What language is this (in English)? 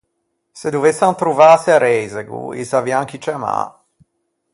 Ligurian